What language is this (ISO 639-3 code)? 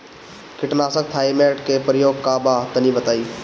bho